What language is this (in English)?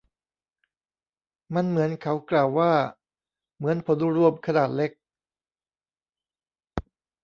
Thai